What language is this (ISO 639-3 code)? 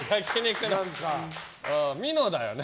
jpn